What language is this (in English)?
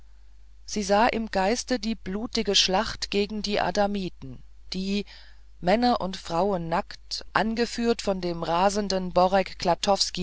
German